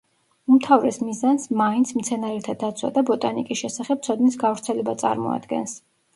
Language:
Georgian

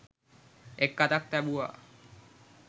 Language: Sinhala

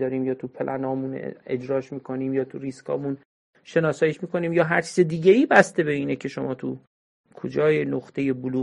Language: Persian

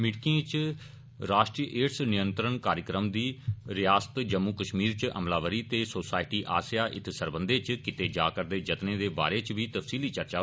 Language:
Dogri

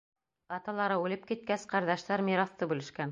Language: Bashkir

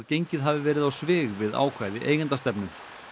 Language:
Icelandic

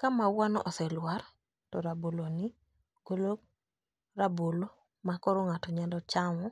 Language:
Luo (Kenya and Tanzania)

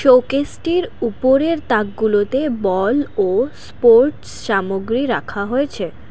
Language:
Bangla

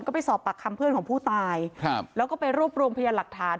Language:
Thai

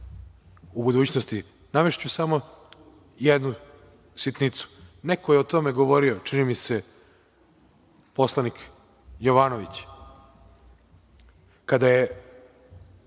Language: Serbian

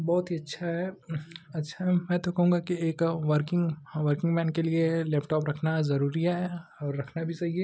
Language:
Hindi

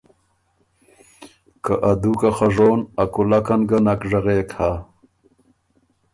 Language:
Ormuri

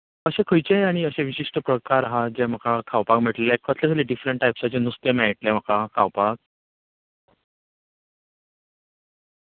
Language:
Konkani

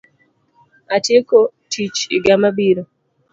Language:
Luo (Kenya and Tanzania)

